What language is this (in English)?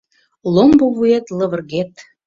Mari